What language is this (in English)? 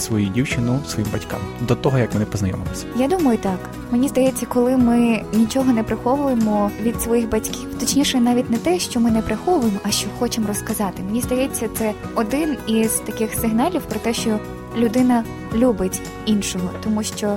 Ukrainian